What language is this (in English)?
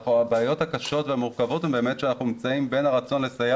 Hebrew